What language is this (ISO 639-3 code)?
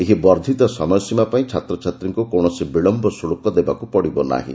ori